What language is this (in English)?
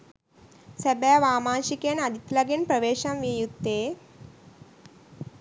Sinhala